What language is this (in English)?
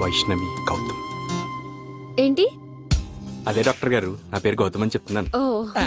Hindi